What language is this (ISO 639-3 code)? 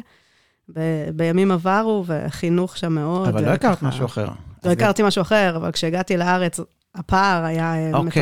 heb